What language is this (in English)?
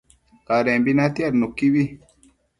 Matsés